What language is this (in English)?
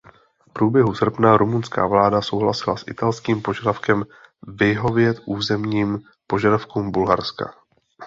Czech